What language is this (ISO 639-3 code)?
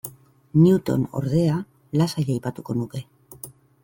eus